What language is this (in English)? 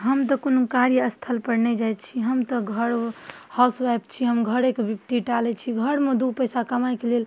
Maithili